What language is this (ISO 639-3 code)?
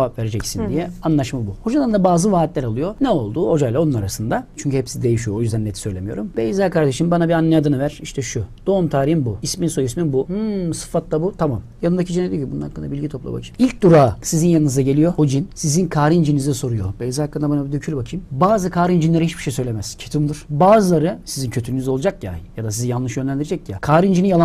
tur